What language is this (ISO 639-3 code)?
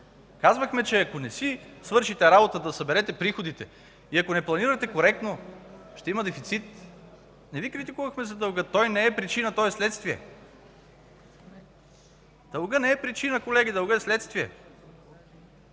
bul